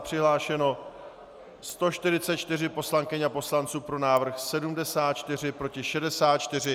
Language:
Czech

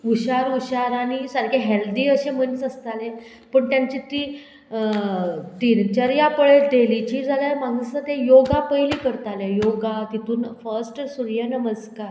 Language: Konkani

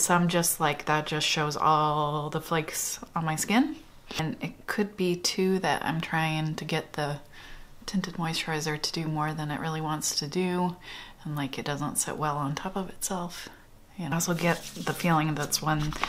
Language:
English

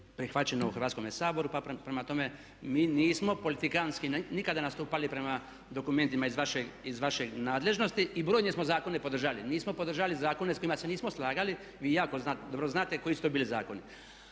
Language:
Croatian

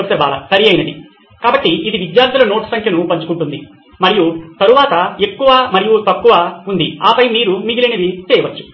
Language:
Telugu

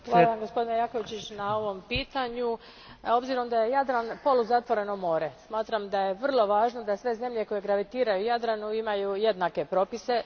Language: Croatian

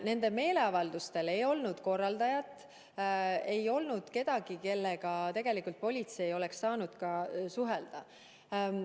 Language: Estonian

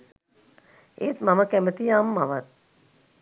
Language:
Sinhala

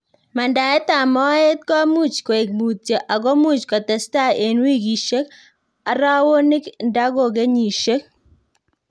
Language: Kalenjin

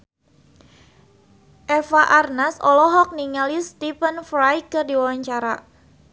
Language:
Sundanese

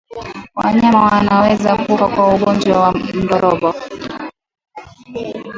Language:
Swahili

